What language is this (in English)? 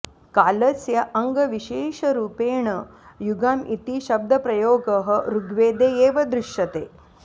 Sanskrit